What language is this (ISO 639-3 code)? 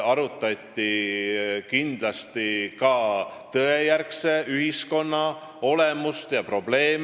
est